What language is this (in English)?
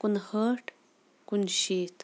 Kashmiri